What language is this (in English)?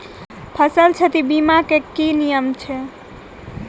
Maithili